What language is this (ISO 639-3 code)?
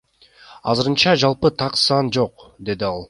kir